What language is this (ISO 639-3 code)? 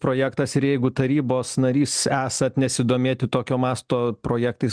lit